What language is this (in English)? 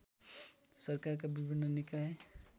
Nepali